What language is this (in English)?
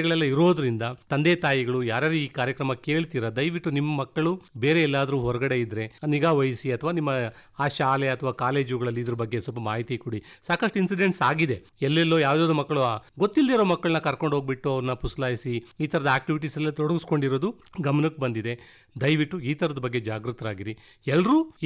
Kannada